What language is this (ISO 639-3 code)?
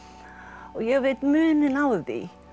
isl